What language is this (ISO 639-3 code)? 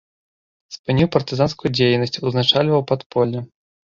bel